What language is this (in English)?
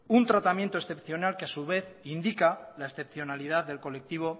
Spanish